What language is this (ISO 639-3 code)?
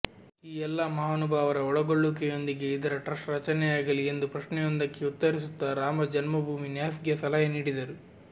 kan